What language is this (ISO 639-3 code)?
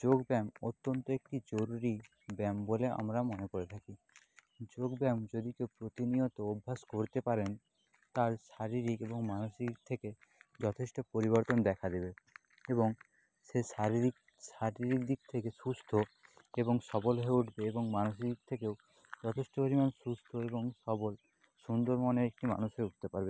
ben